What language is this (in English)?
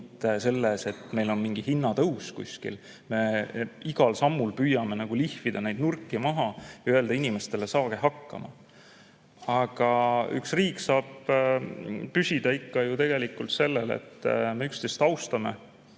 Estonian